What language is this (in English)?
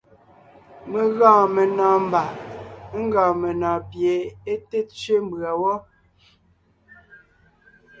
Ngiemboon